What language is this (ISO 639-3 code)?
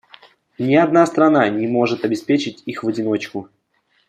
rus